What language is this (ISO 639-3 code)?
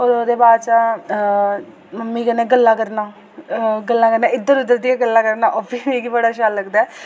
doi